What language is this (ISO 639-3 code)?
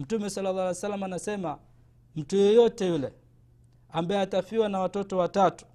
swa